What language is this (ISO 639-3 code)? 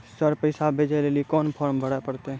mai